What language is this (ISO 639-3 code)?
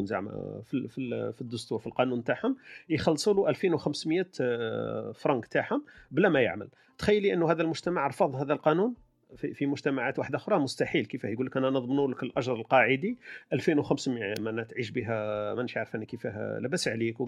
ara